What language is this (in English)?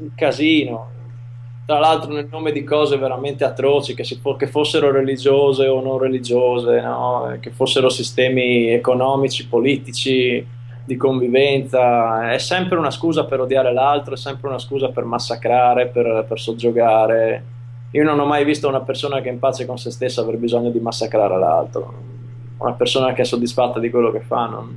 Italian